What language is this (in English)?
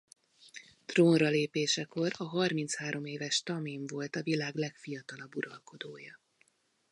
Hungarian